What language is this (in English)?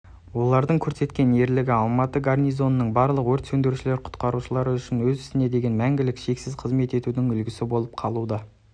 Kazakh